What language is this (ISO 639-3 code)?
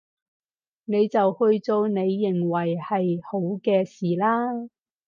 yue